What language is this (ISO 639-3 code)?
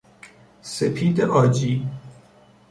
fas